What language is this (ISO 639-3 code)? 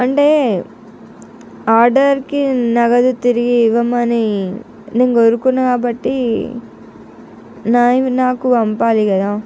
tel